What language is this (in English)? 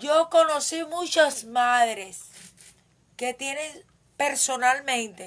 Spanish